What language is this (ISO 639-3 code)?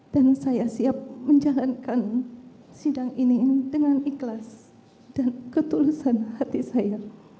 ind